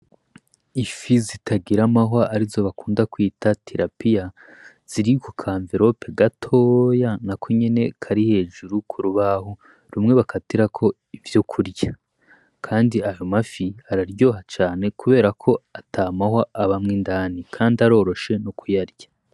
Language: Rundi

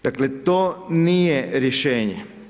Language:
Croatian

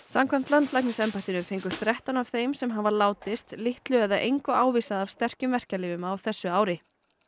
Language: Icelandic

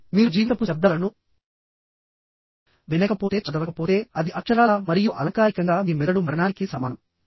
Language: Telugu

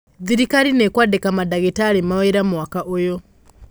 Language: Kikuyu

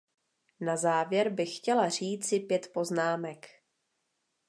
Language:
Czech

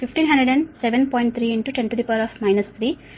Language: Telugu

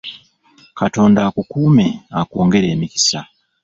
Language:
Ganda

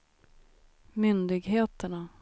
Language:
Swedish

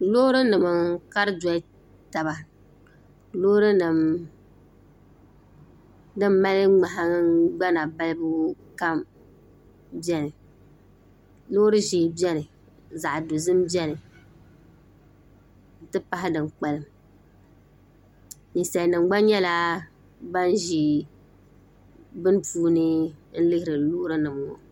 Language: Dagbani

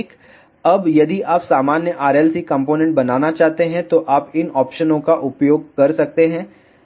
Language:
Hindi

